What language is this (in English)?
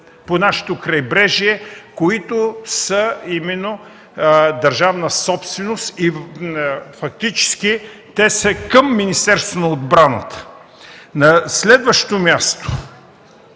Bulgarian